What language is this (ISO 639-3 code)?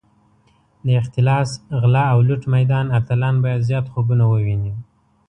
pus